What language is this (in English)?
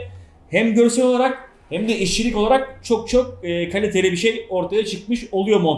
Turkish